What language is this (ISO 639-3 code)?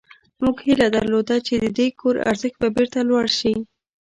pus